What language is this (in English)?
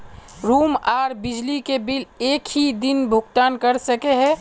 Magahi